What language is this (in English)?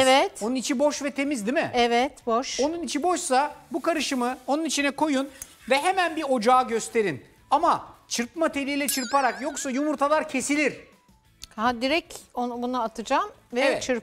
Turkish